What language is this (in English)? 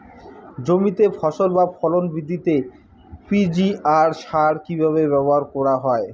Bangla